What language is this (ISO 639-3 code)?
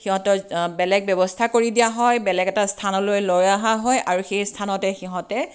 asm